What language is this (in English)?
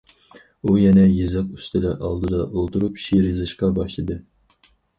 Uyghur